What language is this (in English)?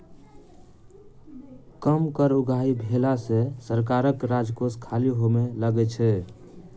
Maithili